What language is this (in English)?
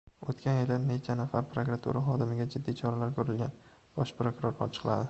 Uzbek